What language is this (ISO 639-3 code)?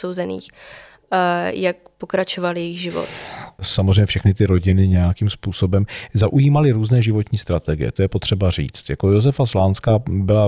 ces